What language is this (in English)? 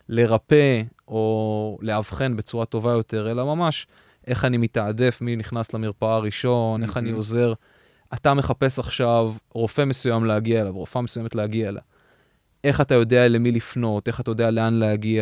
Hebrew